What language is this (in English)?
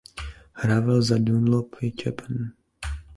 Czech